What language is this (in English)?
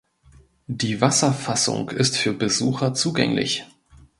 German